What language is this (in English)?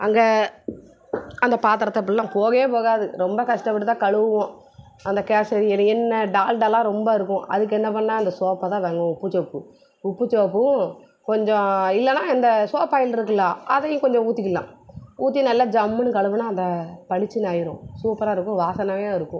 Tamil